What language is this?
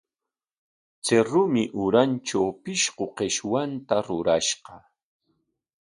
Corongo Ancash Quechua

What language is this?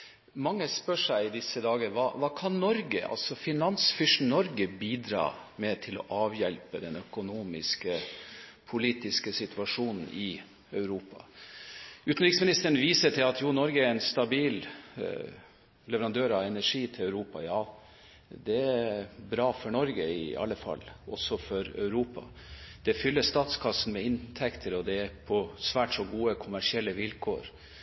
Norwegian Bokmål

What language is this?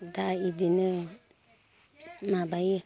Bodo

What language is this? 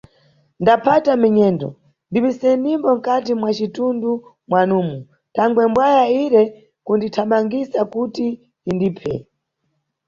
Nyungwe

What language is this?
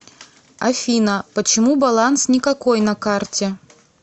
Russian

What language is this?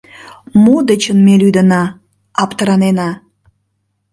Mari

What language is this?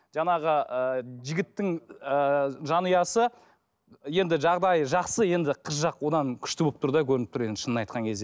Kazakh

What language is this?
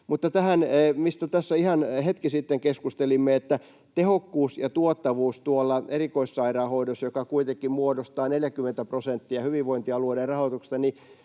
Finnish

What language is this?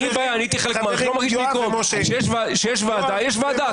Hebrew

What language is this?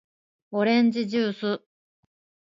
Japanese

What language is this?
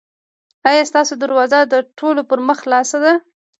Pashto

